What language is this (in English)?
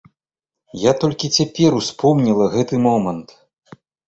Belarusian